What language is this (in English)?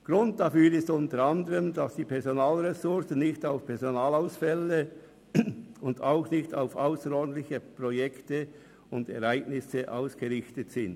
Swiss German